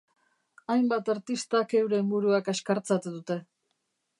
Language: Basque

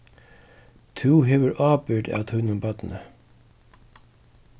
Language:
Faroese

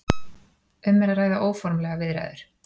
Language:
Icelandic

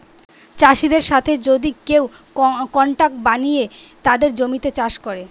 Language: Bangla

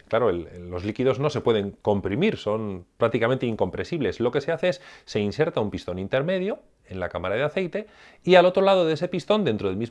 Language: Spanish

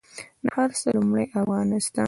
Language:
Pashto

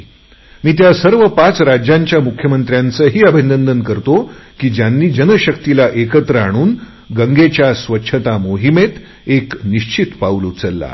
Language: Marathi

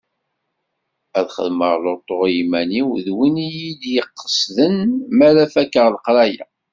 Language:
Kabyle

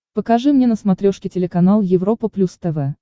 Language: Russian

